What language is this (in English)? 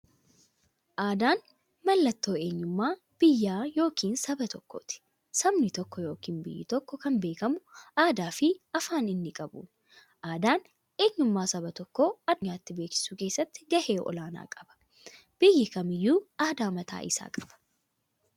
Oromo